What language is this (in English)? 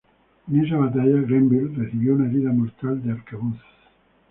Spanish